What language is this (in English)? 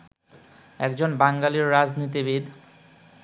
Bangla